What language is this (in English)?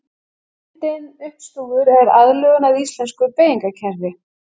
Icelandic